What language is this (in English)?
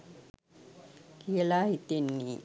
Sinhala